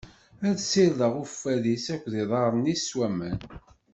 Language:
Kabyle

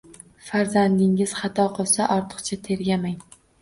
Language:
Uzbek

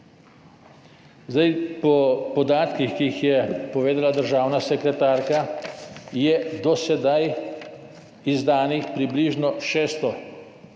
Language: Slovenian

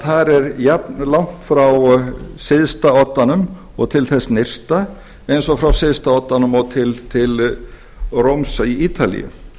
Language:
Icelandic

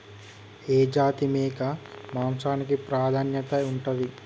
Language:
Telugu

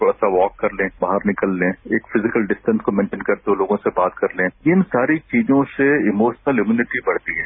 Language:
Hindi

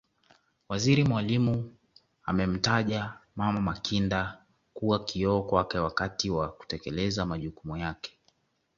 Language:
Swahili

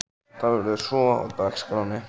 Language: Icelandic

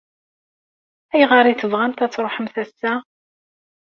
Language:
Kabyle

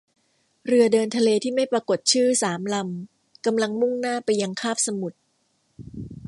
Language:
Thai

